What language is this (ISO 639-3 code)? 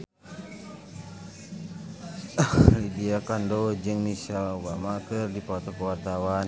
sun